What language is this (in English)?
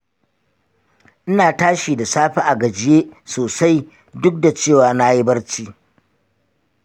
Hausa